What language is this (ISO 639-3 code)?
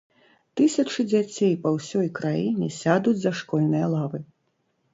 bel